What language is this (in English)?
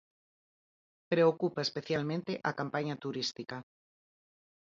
Galician